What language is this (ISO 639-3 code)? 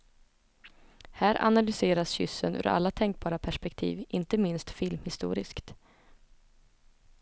swe